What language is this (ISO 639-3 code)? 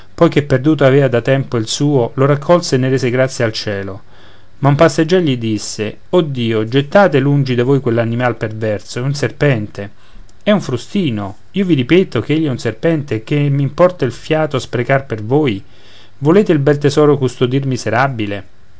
ita